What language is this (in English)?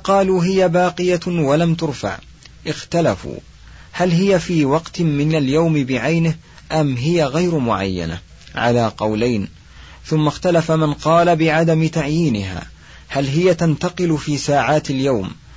Arabic